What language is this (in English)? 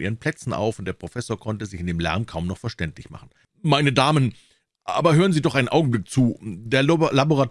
German